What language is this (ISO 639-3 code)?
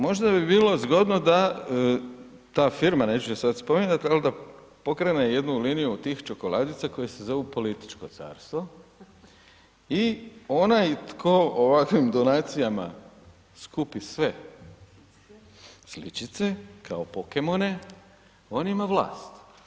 hrv